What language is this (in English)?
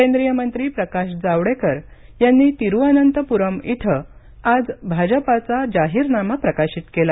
Marathi